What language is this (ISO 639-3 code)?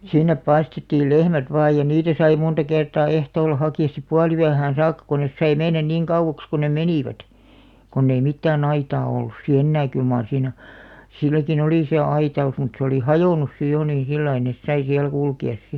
fin